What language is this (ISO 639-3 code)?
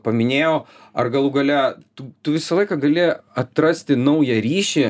lit